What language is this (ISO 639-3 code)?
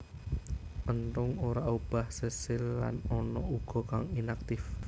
jav